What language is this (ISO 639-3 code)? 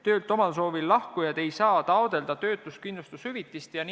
est